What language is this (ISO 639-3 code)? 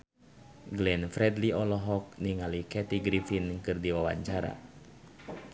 sun